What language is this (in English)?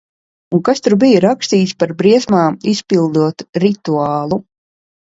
Latvian